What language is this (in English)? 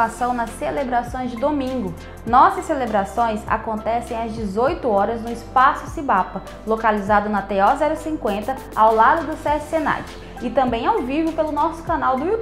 Portuguese